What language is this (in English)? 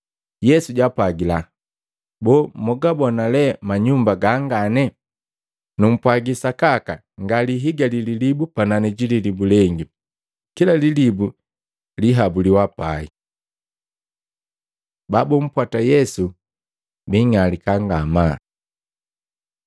Matengo